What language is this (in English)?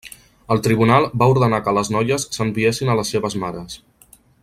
Catalan